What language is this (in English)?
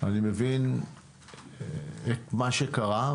Hebrew